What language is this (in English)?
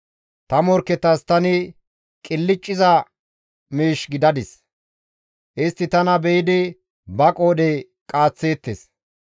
Gamo